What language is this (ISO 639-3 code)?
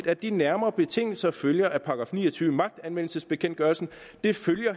dan